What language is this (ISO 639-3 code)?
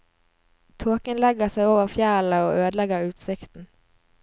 nor